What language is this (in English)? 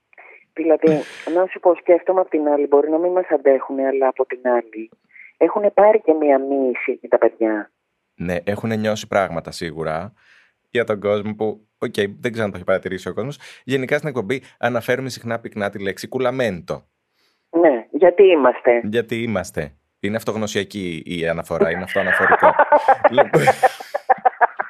Greek